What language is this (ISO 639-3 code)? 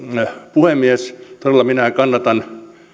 fin